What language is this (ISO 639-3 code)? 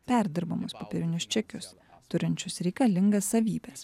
lit